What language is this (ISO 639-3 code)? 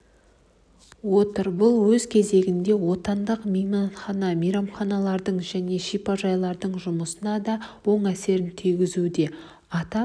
kaz